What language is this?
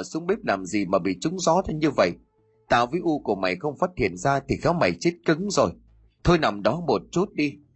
Vietnamese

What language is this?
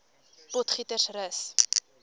Afrikaans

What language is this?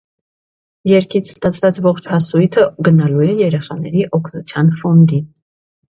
Armenian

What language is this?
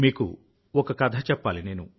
Telugu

